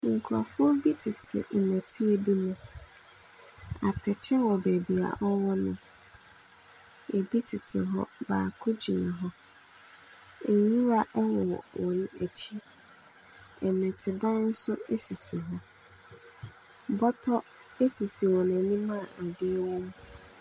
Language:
Akan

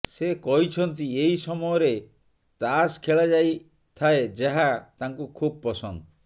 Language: Odia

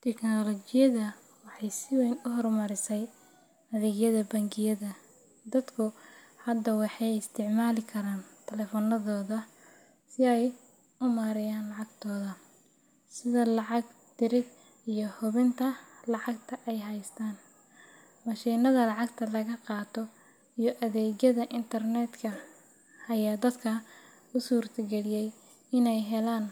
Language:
Somali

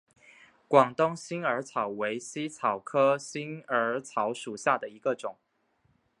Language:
Chinese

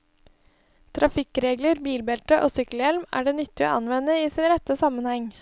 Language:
Norwegian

